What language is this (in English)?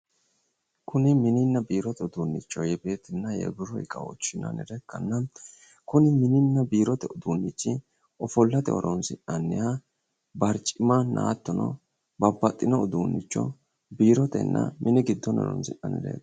Sidamo